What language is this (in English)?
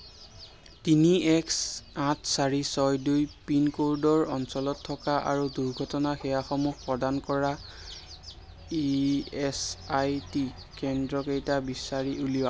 Assamese